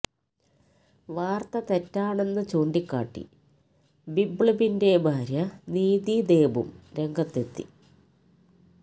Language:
Malayalam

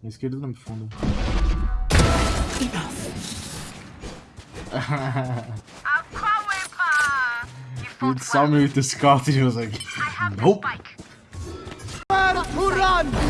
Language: English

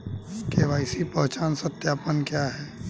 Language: Hindi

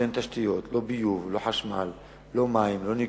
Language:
Hebrew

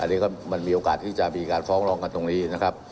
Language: Thai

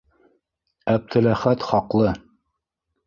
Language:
Bashkir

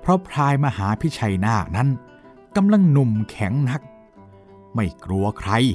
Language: Thai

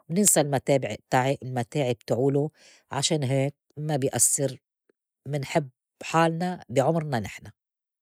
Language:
North Levantine Arabic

